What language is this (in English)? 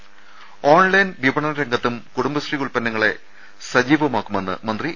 Malayalam